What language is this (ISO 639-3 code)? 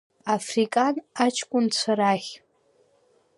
abk